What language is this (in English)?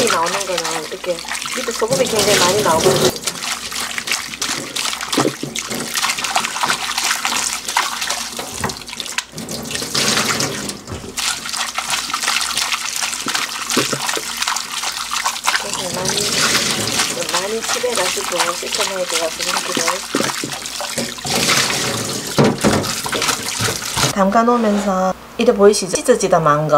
Korean